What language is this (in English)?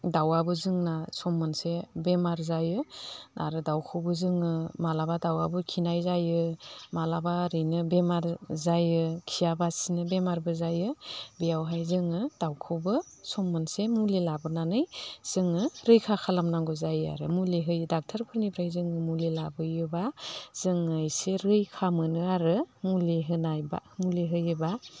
Bodo